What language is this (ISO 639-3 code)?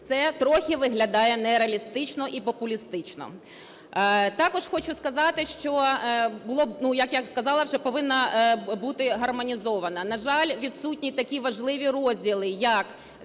ukr